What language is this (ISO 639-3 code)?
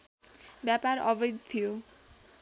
nep